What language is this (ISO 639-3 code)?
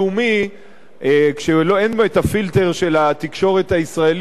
heb